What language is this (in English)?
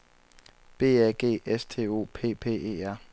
Danish